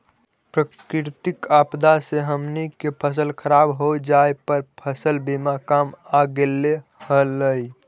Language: Magahi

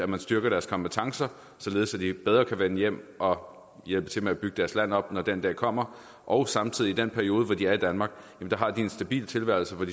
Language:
Danish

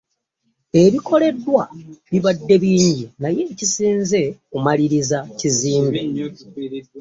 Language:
Ganda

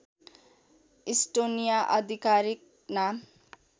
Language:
Nepali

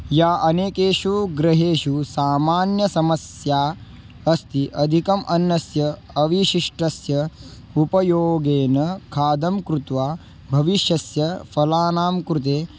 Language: Sanskrit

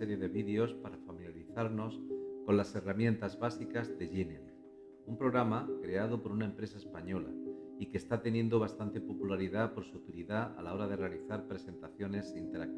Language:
Spanish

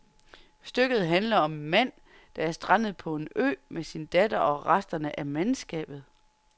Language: Danish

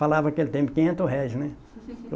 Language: Portuguese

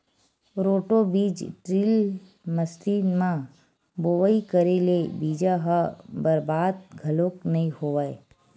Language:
Chhattisgarhi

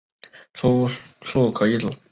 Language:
Chinese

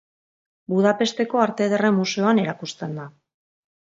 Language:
Basque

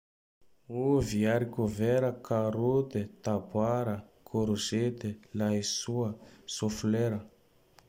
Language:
Tandroy-Mahafaly Malagasy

